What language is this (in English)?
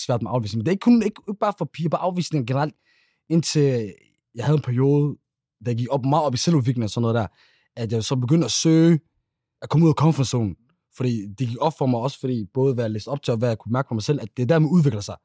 Danish